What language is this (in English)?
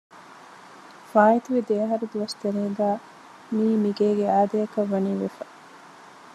Divehi